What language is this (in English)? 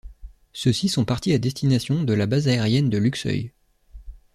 French